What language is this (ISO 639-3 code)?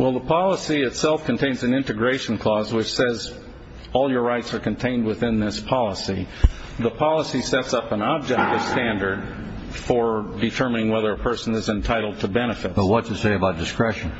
eng